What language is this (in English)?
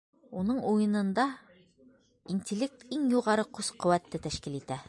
Bashkir